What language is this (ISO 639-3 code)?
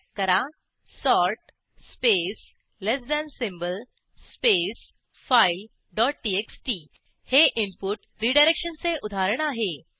mar